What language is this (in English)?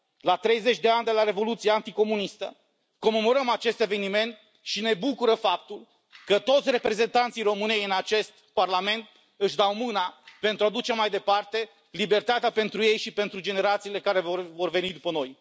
Romanian